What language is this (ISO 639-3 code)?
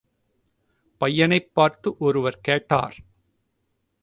tam